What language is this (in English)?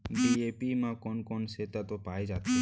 Chhattisgarhi